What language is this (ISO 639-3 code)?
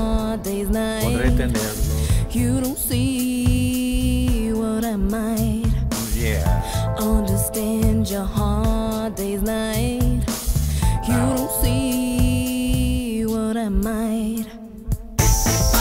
spa